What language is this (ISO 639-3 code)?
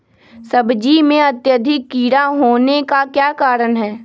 mag